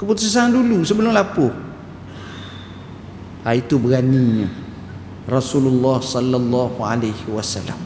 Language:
Malay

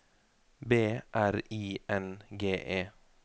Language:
Norwegian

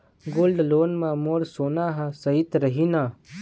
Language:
Chhattisgarhi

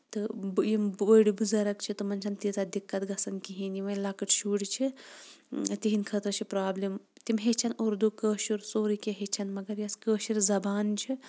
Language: Kashmiri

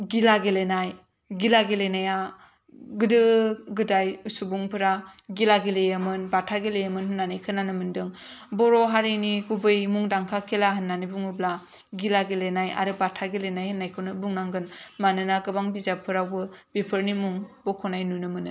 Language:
Bodo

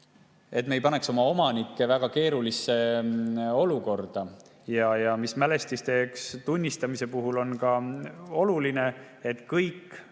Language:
Estonian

